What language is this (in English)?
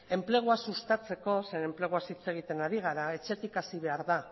Basque